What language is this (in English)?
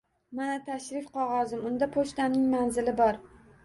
Uzbek